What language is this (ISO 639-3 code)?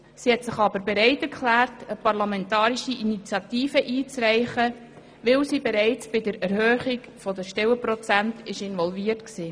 gsw